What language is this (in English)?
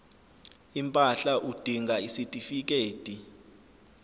Zulu